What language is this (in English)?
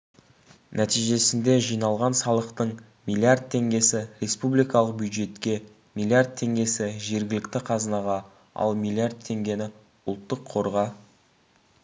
Kazakh